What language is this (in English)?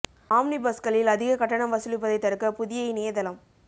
Tamil